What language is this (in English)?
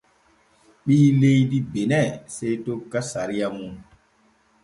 Borgu Fulfulde